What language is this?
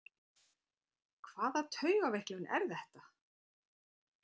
Icelandic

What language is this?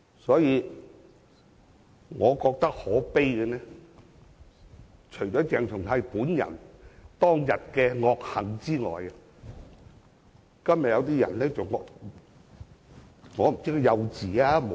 Cantonese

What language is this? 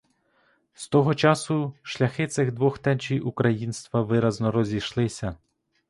Ukrainian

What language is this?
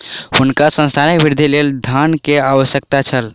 Maithili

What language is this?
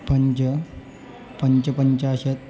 Sanskrit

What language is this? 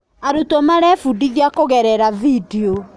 Kikuyu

